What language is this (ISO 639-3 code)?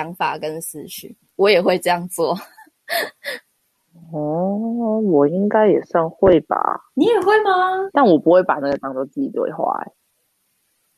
zho